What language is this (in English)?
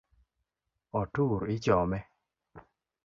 Luo (Kenya and Tanzania)